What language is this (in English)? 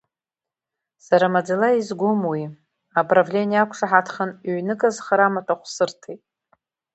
Abkhazian